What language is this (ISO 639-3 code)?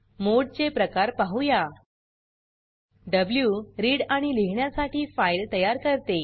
mar